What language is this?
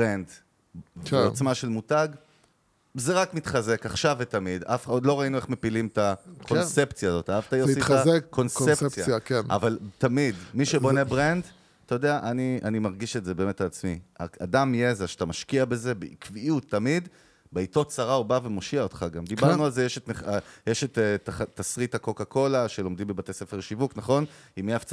Hebrew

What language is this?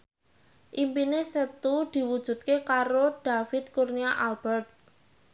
Javanese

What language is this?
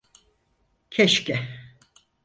Turkish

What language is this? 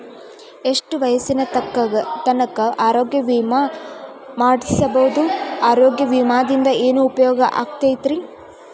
Kannada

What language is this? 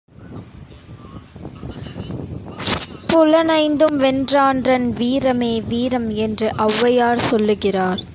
Tamil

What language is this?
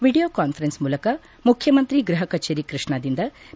Kannada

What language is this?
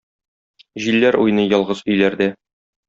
Tatar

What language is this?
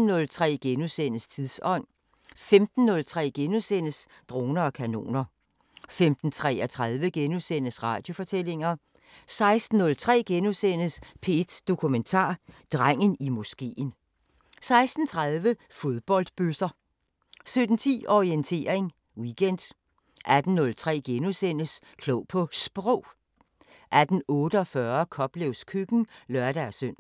Danish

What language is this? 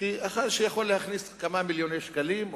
Hebrew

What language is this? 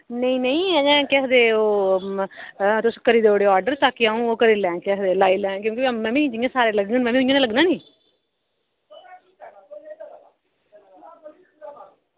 Dogri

